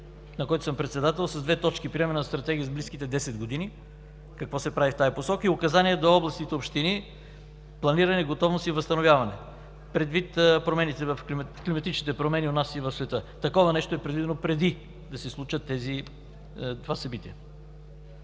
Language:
Bulgarian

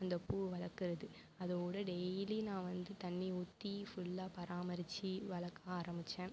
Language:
Tamil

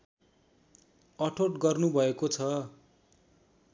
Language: Nepali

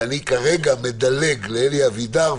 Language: Hebrew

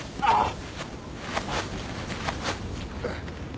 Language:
Japanese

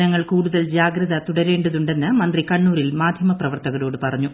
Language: Malayalam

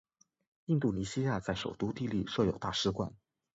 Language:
Chinese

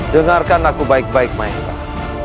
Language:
Indonesian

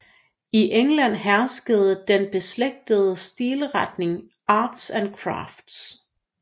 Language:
Danish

